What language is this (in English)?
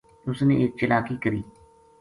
Gujari